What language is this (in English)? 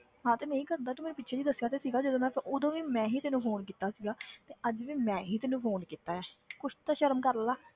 Punjabi